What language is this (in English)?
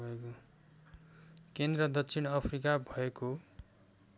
Nepali